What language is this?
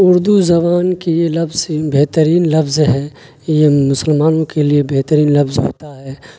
Urdu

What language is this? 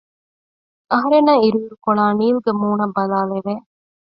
Divehi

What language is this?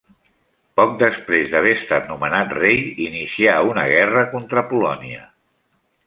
Catalan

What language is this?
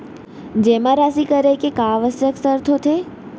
Chhattisgarhi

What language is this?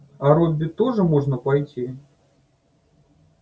Russian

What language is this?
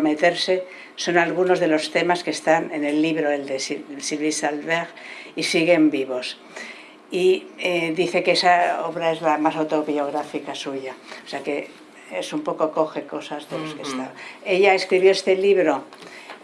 Spanish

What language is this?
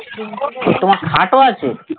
Bangla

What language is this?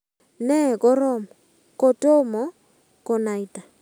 Kalenjin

